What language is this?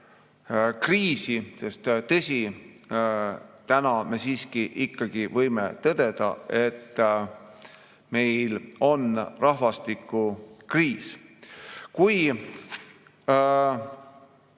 Estonian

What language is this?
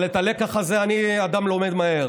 Hebrew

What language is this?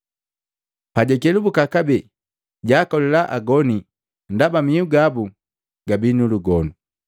Matengo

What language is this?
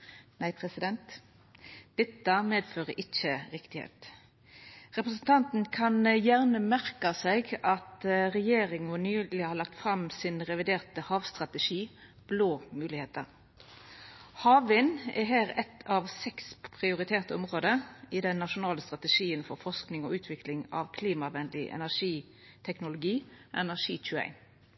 Norwegian Nynorsk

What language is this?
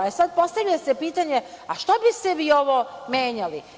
Serbian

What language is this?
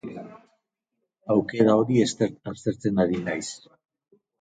Basque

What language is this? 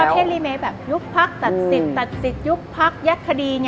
Thai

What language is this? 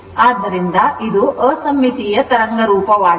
Kannada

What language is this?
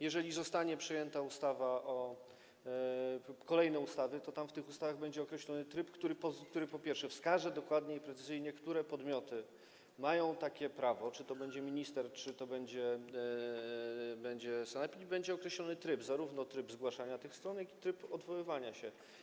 Polish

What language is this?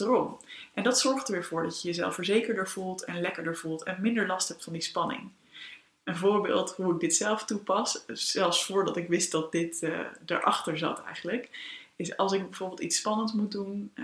Dutch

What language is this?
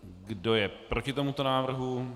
Czech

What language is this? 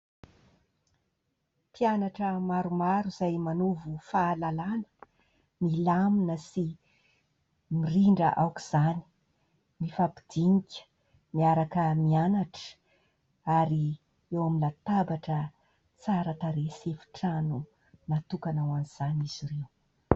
Malagasy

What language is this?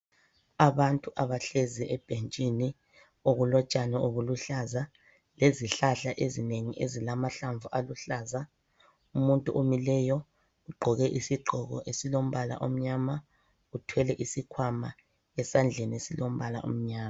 North Ndebele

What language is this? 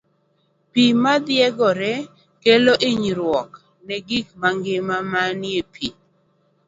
Luo (Kenya and Tanzania)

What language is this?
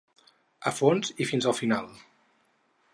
Catalan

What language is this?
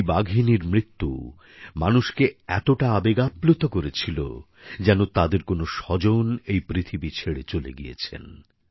Bangla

